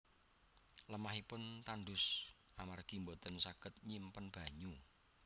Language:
Javanese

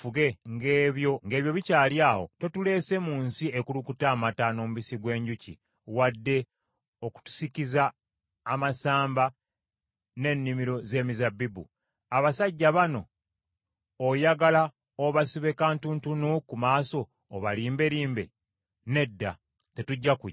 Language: Ganda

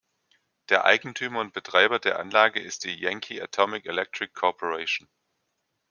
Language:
German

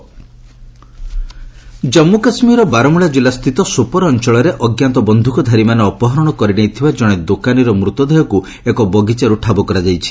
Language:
Odia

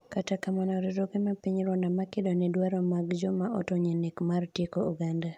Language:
Luo (Kenya and Tanzania)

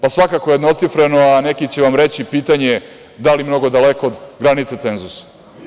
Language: Serbian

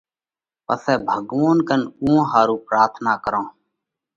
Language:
Parkari Koli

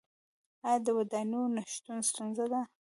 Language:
Pashto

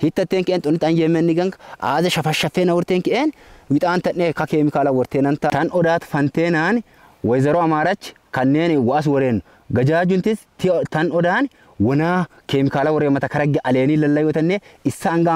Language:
Arabic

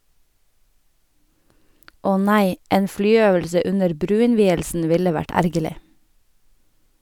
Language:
Norwegian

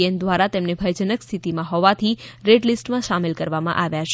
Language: Gujarati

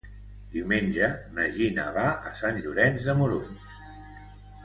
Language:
Catalan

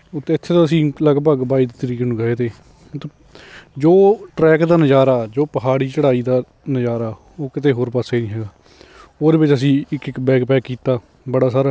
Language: Punjabi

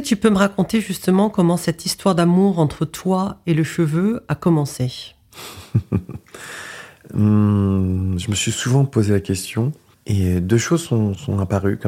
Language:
French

